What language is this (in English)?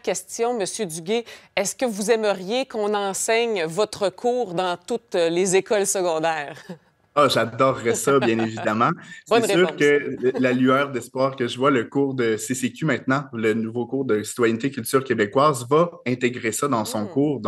French